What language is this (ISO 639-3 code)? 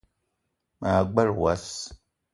eto